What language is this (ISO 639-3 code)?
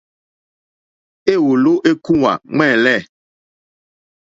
bri